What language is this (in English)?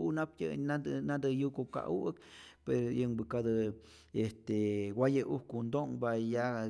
Rayón Zoque